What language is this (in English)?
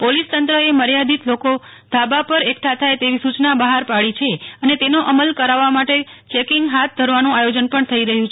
Gujarati